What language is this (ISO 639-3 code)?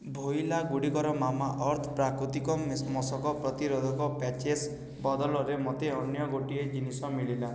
ori